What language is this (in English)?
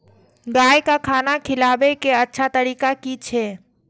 Maithili